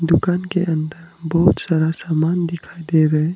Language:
Hindi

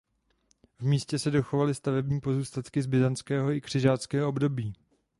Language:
Czech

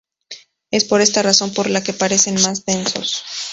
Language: Spanish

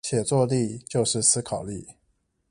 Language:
Chinese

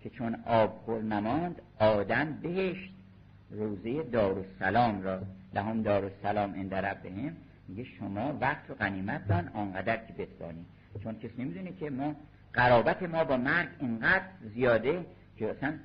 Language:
Persian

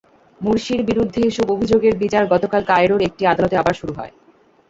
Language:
Bangla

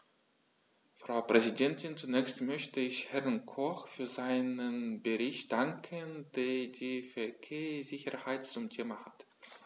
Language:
German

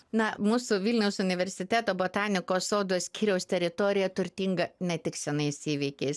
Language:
Lithuanian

